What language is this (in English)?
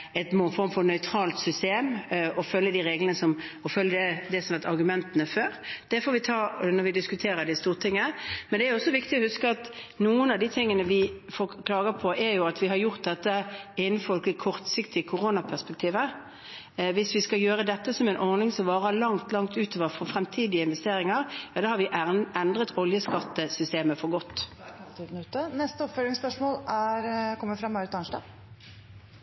Norwegian